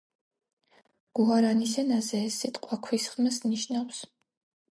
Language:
Georgian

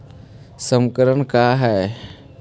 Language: Magahi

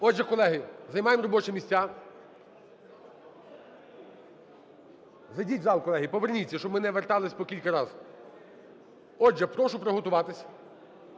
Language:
Ukrainian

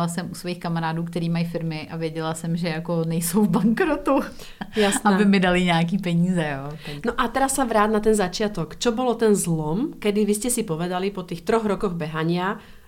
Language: Czech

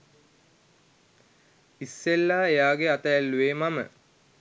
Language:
Sinhala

